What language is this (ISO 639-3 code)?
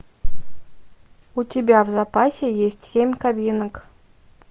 rus